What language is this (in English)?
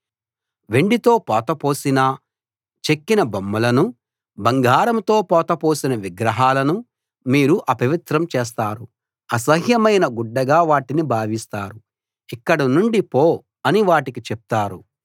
Telugu